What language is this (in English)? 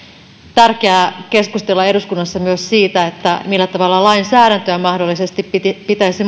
Finnish